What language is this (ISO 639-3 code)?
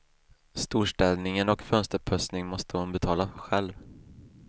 swe